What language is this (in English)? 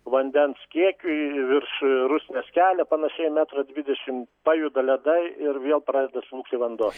Lithuanian